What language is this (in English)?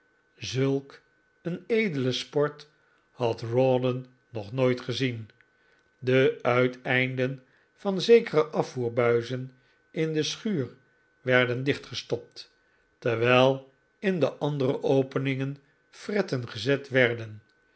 Dutch